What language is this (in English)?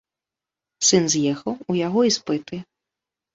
Belarusian